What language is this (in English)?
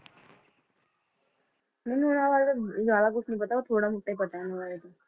Punjabi